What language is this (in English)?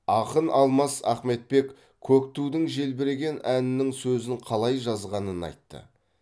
Kazakh